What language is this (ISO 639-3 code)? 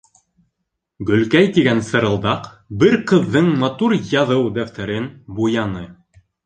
bak